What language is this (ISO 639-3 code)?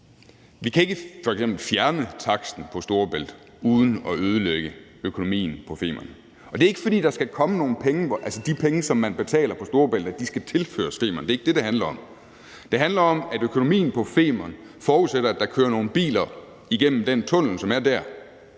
dan